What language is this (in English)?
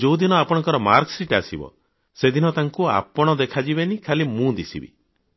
Odia